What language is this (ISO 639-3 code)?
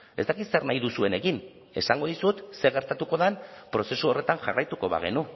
eus